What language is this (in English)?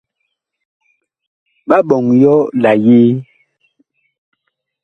Bakoko